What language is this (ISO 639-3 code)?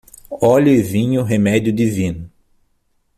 por